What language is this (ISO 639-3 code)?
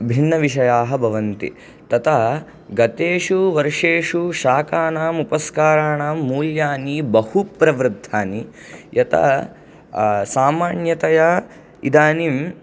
san